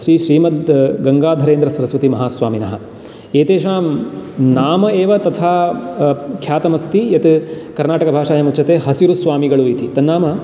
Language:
Sanskrit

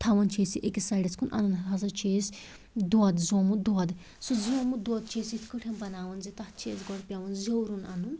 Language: Kashmiri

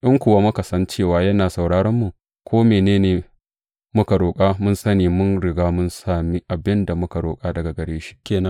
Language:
Hausa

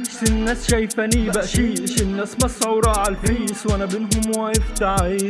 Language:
Arabic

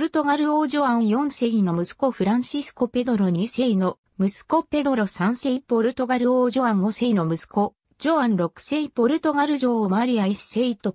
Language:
Japanese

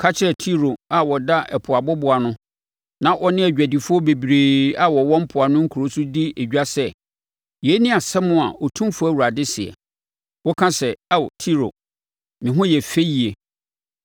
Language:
Akan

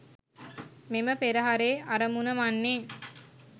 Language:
Sinhala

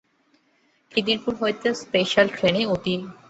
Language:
Bangla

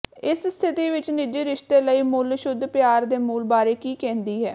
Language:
Punjabi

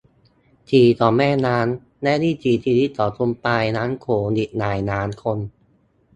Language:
Thai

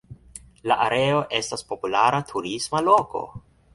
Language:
Esperanto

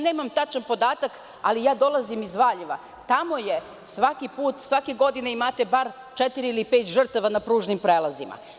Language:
Serbian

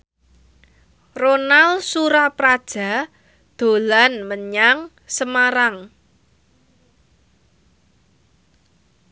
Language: Javanese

